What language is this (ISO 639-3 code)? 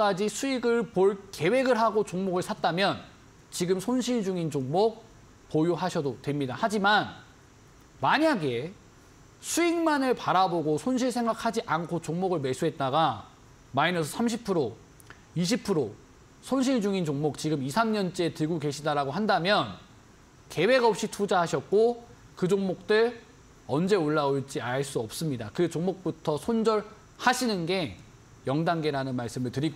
kor